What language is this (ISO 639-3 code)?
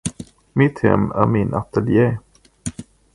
swe